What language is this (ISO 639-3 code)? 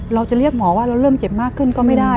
tha